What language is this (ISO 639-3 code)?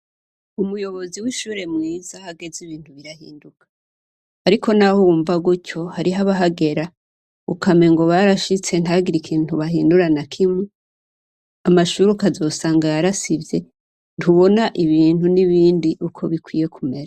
run